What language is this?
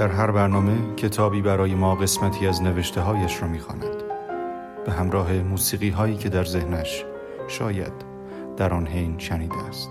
Persian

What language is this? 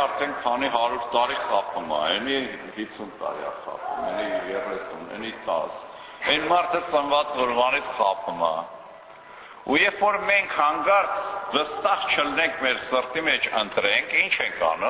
Romanian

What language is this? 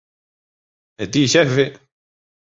Galician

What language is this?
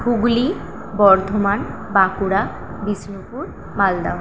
Bangla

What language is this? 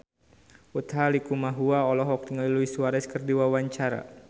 Sundanese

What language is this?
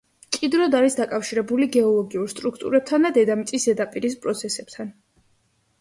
Georgian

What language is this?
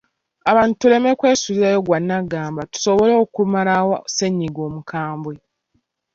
Ganda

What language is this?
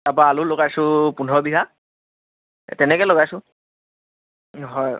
Assamese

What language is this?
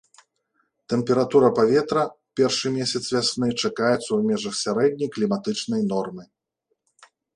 Belarusian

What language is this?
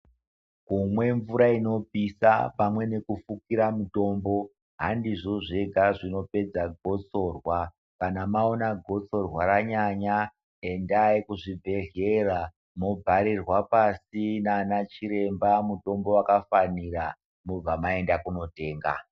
Ndau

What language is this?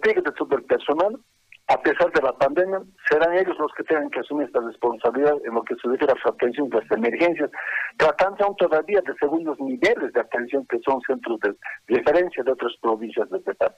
Spanish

